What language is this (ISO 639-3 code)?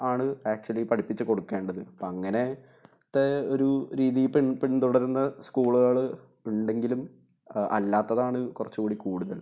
mal